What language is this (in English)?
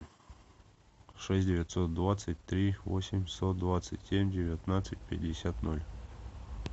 Russian